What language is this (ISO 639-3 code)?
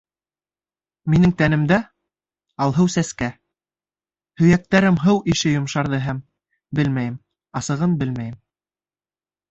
bak